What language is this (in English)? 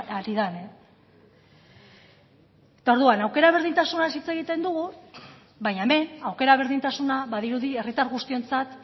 Basque